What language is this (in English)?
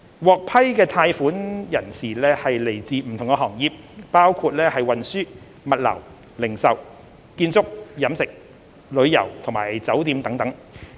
Cantonese